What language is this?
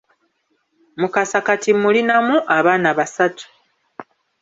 Ganda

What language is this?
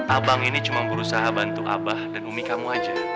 Indonesian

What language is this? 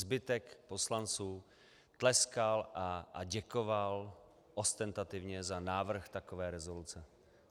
Czech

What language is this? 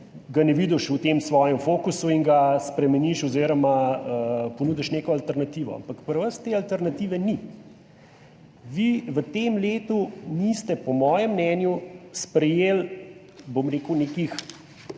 Slovenian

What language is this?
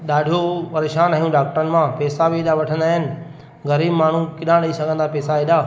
Sindhi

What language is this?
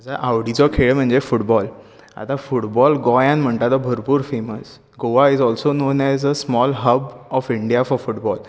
Konkani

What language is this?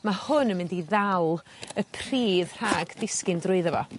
Welsh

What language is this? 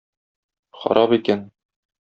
Tatar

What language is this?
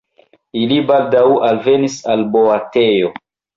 Esperanto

